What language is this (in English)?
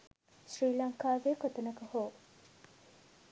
Sinhala